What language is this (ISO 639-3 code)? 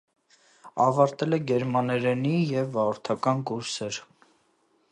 hye